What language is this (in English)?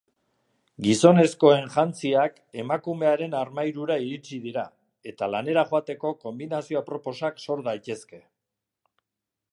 Basque